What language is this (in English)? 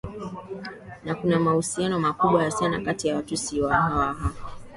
Swahili